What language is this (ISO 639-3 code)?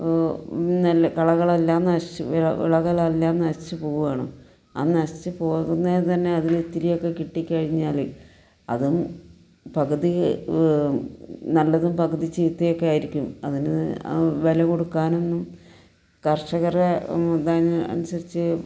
mal